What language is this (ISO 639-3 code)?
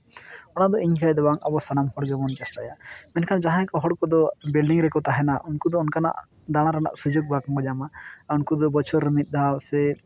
sat